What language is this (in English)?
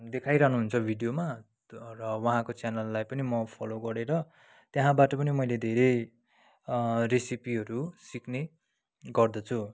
Nepali